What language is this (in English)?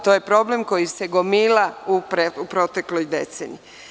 Serbian